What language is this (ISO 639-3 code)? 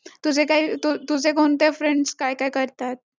mar